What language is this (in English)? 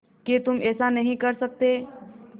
Hindi